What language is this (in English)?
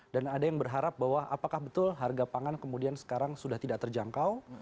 Indonesian